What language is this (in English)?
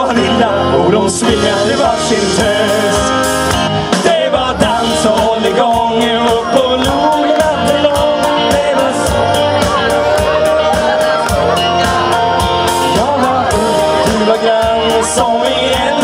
Danish